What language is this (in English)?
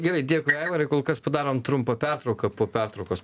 Lithuanian